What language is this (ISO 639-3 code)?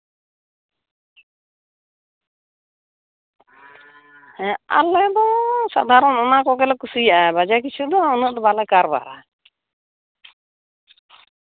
sat